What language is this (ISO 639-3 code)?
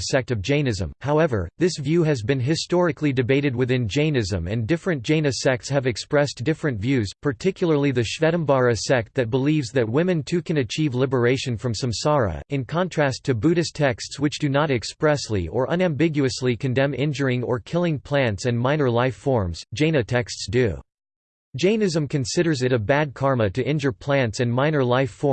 eng